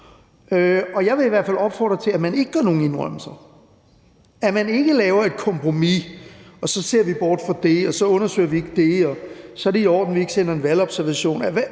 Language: Danish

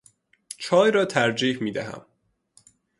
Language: Persian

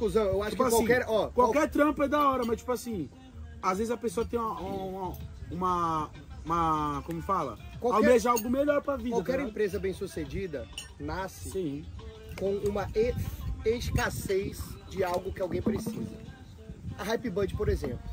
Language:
Portuguese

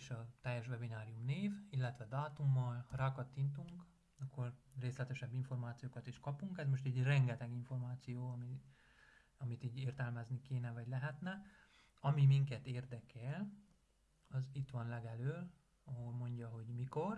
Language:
Hungarian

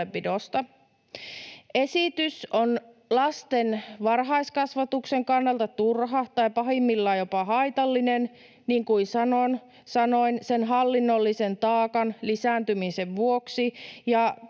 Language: Finnish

